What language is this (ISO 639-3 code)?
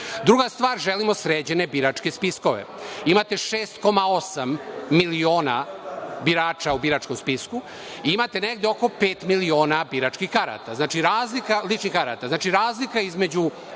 srp